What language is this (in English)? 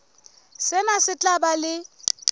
Southern Sotho